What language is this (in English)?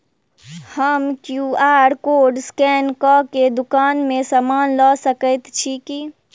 Maithili